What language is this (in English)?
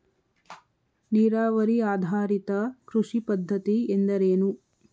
Kannada